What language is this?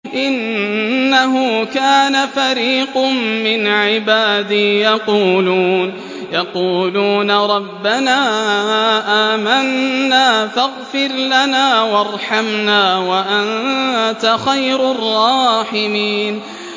Arabic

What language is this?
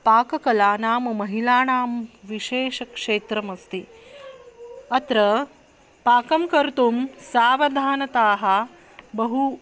Sanskrit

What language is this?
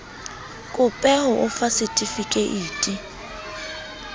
Southern Sotho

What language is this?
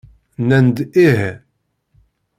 Kabyle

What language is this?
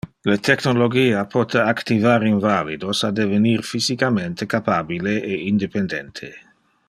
Interlingua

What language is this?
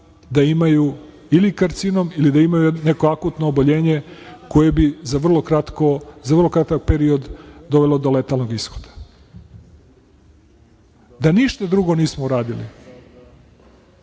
Serbian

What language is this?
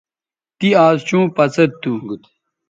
Bateri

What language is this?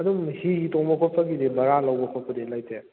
Manipuri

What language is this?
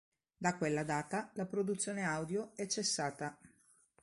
Italian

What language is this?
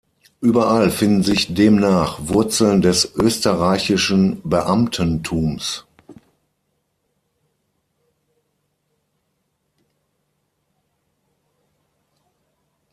German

